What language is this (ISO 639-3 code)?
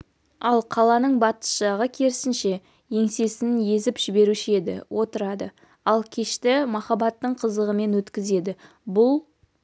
kaz